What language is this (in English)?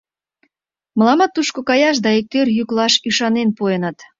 Mari